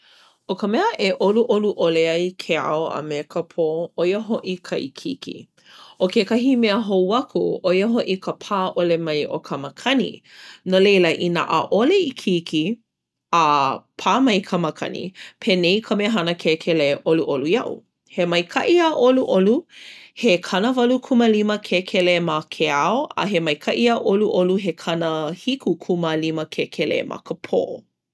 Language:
Hawaiian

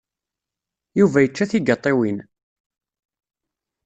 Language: Kabyle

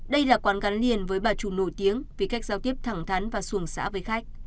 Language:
Vietnamese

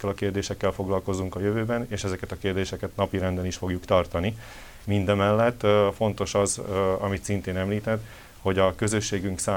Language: Hungarian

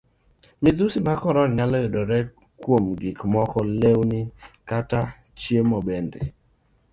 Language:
Luo (Kenya and Tanzania)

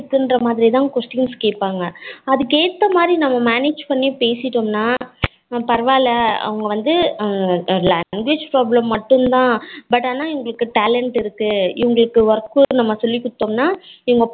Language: Tamil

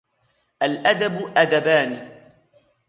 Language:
Arabic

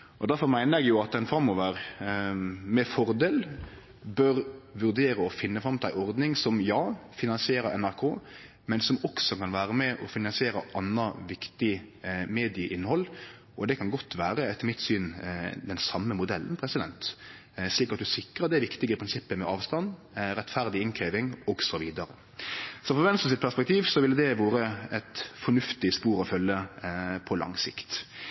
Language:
Norwegian Nynorsk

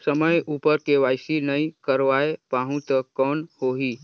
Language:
Chhattisgarhi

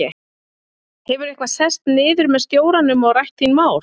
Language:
Icelandic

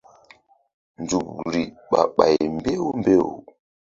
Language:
Mbum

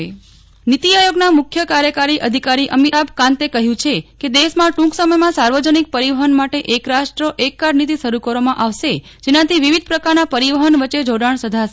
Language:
Gujarati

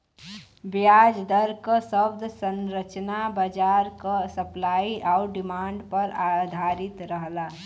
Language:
Bhojpuri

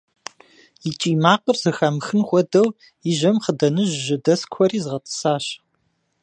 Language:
Kabardian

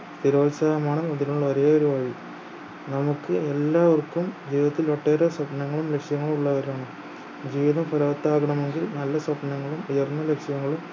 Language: Malayalam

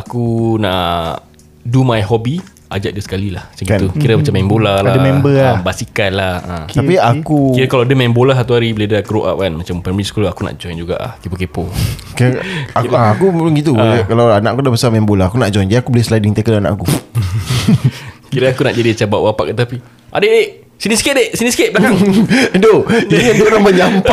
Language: Malay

